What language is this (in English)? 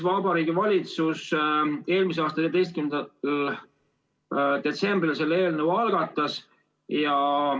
Estonian